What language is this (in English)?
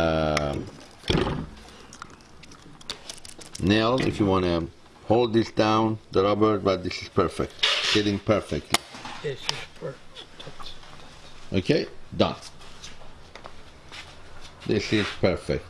English